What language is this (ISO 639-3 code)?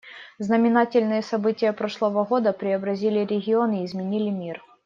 rus